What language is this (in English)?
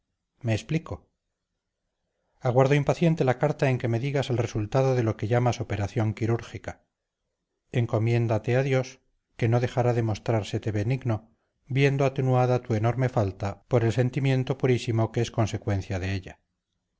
Spanish